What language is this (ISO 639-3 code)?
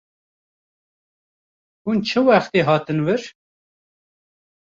kur